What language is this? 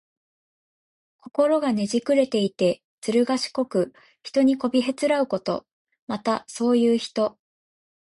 Japanese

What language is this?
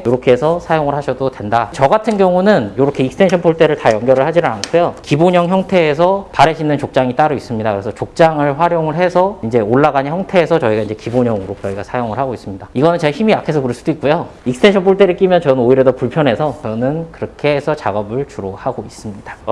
Korean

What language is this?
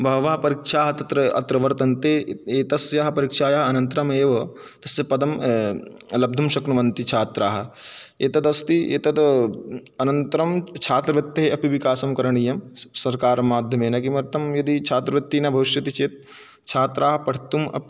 Sanskrit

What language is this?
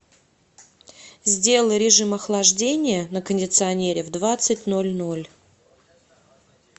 Russian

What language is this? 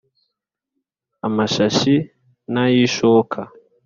Kinyarwanda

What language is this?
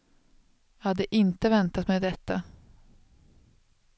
Swedish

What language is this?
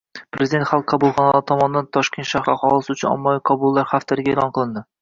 Uzbek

